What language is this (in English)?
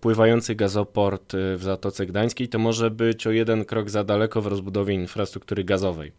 Polish